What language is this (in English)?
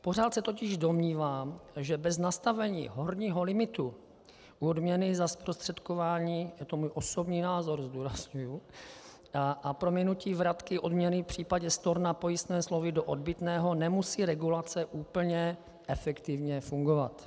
Czech